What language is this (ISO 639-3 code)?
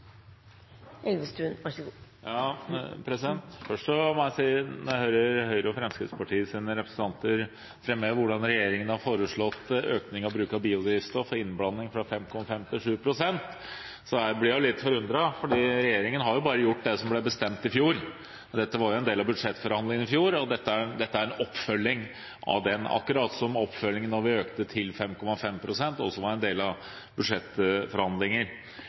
nob